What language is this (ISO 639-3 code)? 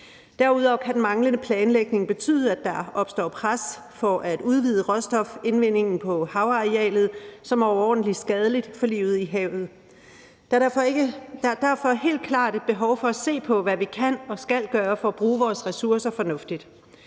dan